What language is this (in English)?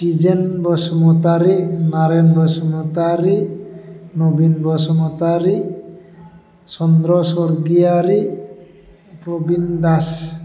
Bodo